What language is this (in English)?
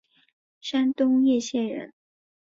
Chinese